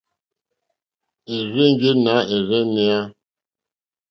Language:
Mokpwe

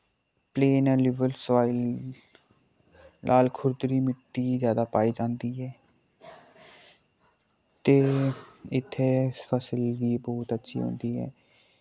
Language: Dogri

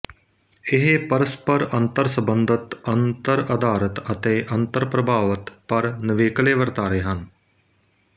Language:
Punjabi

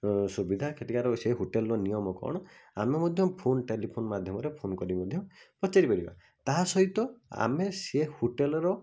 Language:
Odia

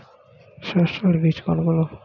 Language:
Bangla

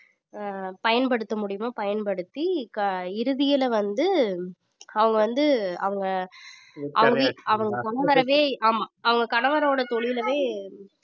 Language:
Tamil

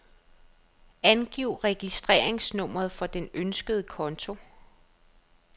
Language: Danish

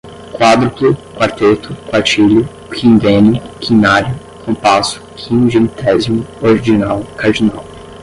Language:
Portuguese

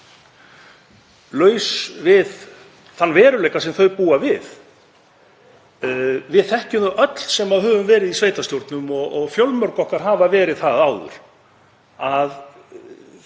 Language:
Icelandic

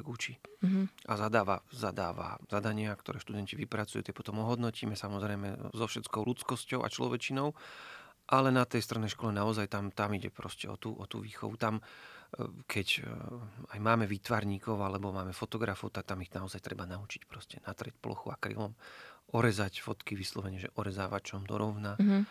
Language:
Slovak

